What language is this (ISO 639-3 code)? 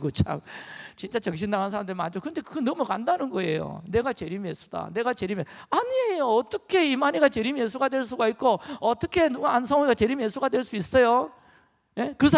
kor